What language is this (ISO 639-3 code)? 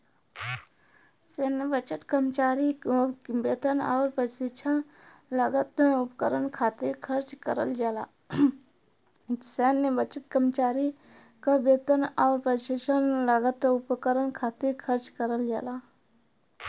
bho